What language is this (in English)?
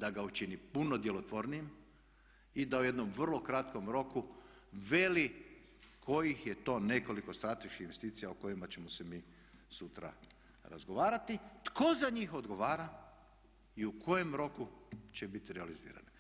Croatian